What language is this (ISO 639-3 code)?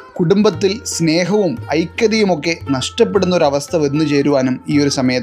mal